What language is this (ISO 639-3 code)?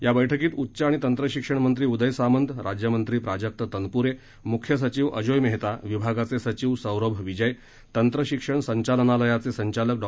mar